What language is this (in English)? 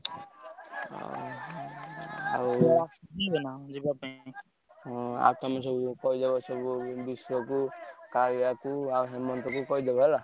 Odia